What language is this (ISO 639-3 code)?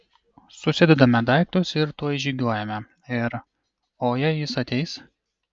lit